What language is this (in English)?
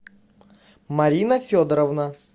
Russian